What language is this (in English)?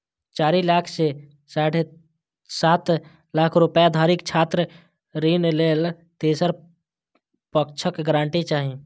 Maithili